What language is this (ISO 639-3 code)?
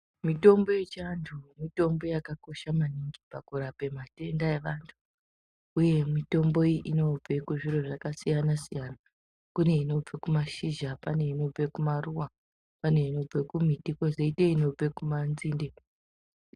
ndc